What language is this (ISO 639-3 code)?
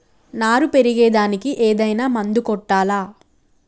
tel